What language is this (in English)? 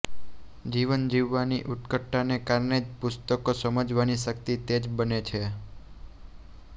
Gujarati